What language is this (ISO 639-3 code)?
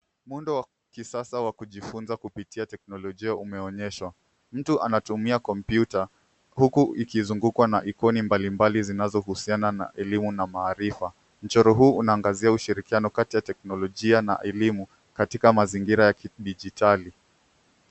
swa